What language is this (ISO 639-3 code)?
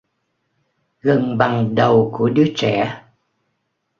vie